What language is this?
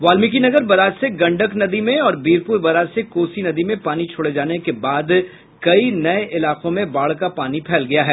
Hindi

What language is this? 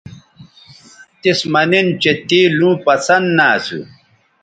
Bateri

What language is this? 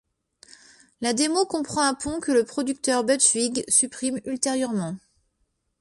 French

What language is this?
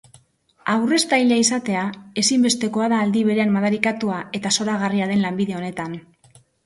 Basque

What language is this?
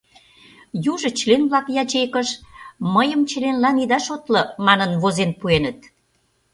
Mari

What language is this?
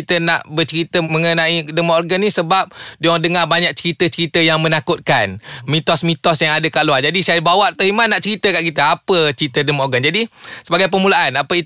Malay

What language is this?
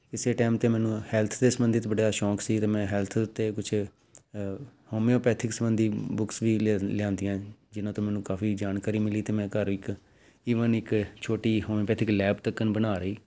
Punjabi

